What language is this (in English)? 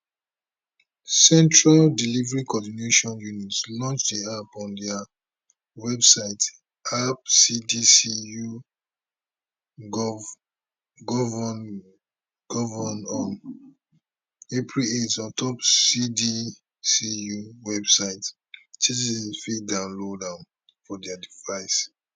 Nigerian Pidgin